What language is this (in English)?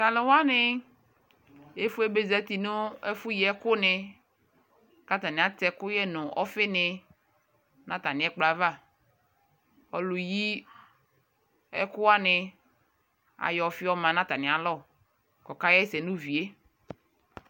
Ikposo